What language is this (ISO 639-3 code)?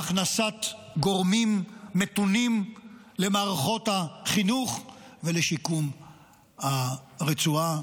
heb